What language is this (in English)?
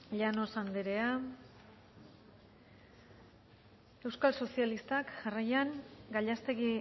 Basque